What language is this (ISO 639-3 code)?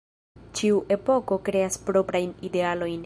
epo